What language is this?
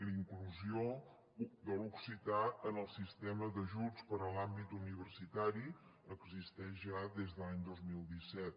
Catalan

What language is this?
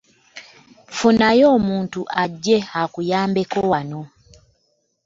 Ganda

